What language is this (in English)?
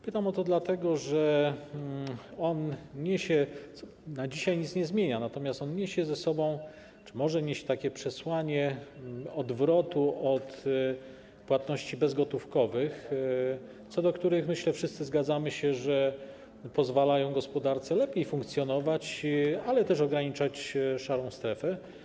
Polish